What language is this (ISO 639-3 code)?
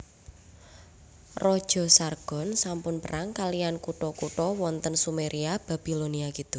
jav